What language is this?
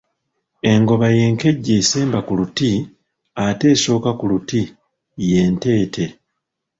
Ganda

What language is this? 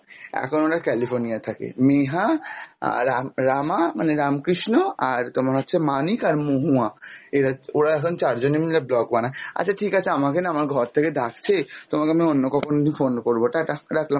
Bangla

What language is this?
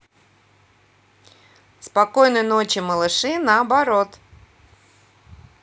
Russian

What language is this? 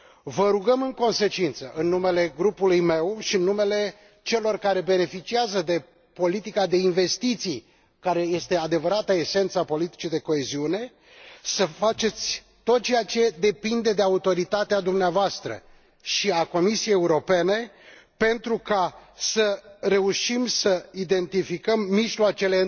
Romanian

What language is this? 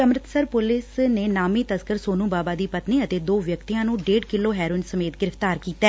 Punjabi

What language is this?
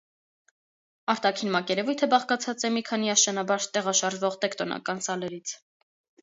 Armenian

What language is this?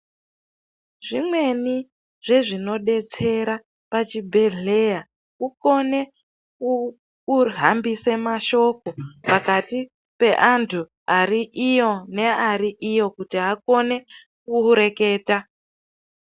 Ndau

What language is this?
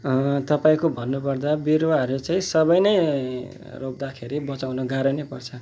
Nepali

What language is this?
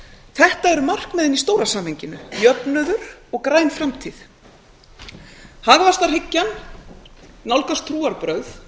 Icelandic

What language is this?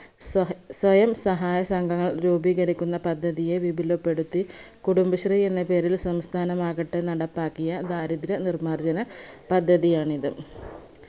Malayalam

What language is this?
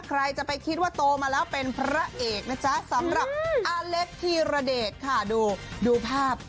Thai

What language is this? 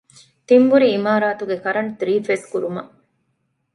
Divehi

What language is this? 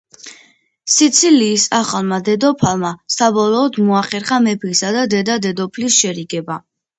Georgian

